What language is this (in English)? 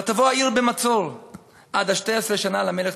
Hebrew